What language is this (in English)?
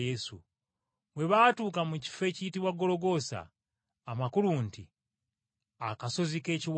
Ganda